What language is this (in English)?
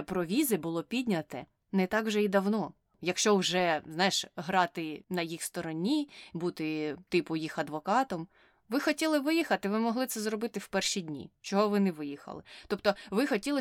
Ukrainian